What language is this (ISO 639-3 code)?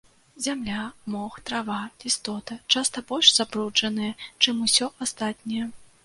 bel